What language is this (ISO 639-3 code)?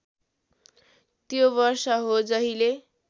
nep